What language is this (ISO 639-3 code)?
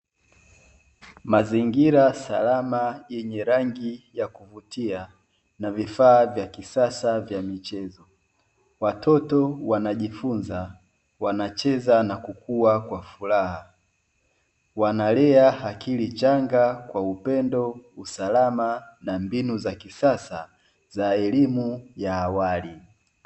swa